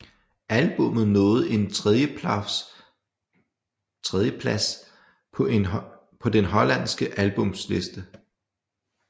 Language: Danish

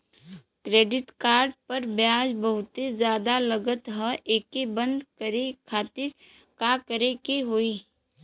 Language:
Bhojpuri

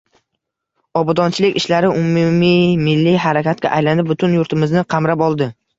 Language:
Uzbek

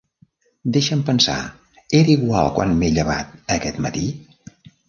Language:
Catalan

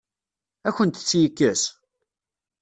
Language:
Kabyle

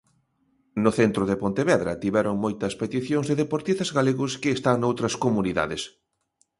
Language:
Galician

